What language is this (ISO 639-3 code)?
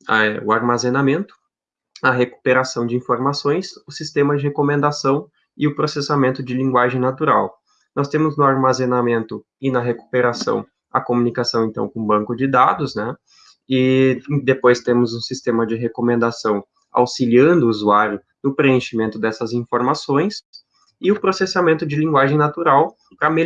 por